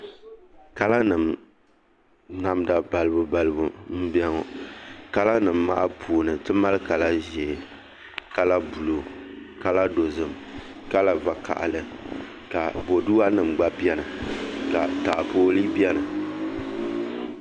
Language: Dagbani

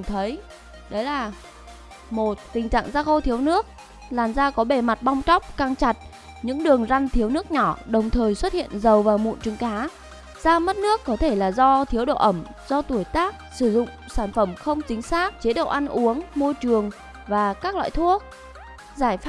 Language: Vietnamese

